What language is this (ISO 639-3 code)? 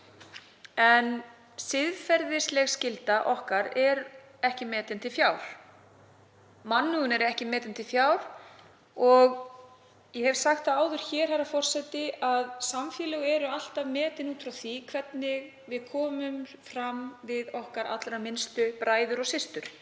isl